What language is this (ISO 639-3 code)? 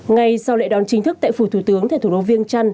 vie